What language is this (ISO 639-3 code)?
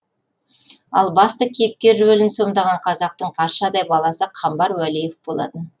kaz